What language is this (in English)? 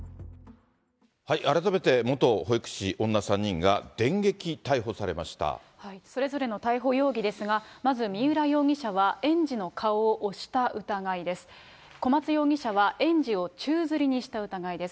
Japanese